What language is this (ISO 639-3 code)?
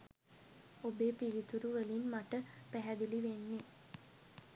sin